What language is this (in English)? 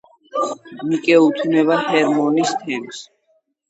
Georgian